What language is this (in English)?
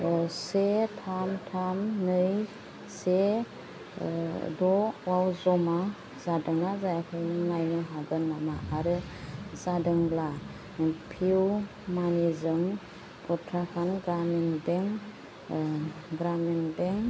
Bodo